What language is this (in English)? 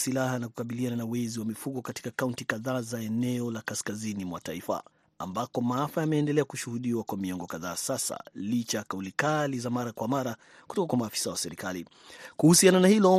Swahili